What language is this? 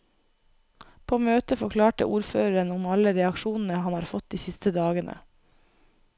Norwegian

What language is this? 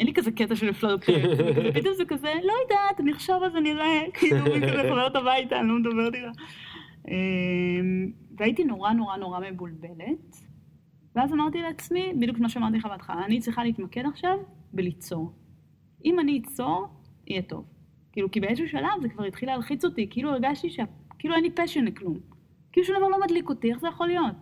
Hebrew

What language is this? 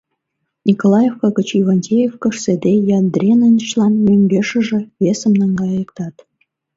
Mari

